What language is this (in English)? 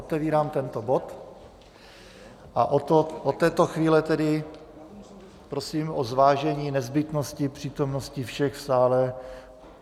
Czech